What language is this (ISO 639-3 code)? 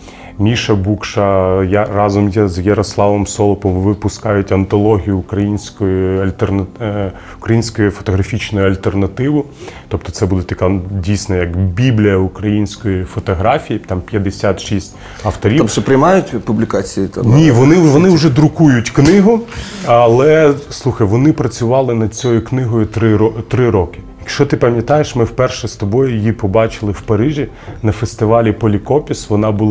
ukr